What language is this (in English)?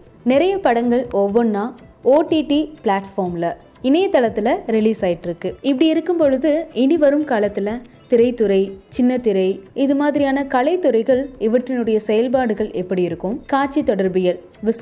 Tamil